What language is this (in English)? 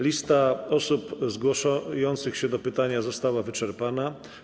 Polish